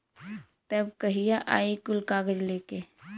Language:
Bhojpuri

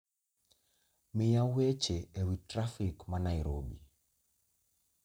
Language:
Luo (Kenya and Tanzania)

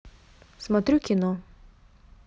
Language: Russian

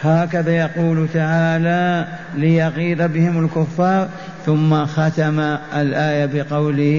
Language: Arabic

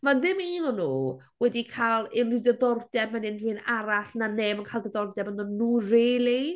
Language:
Welsh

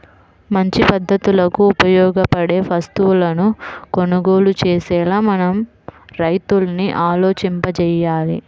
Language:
Telugu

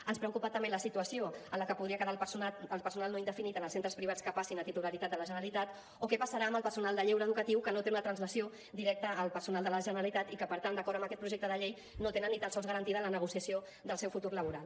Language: Catalan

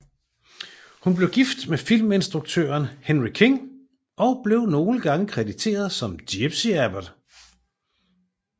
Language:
Danish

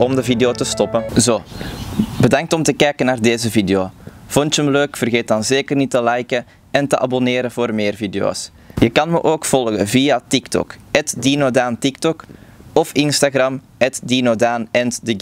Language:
Dutch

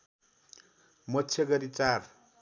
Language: Nepali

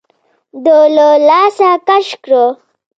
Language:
Pashto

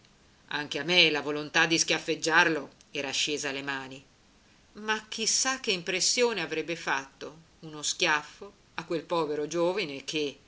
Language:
Italian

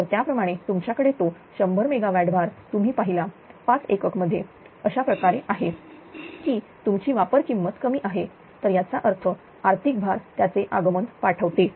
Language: Marathi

